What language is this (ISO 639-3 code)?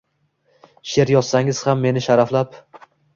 uzb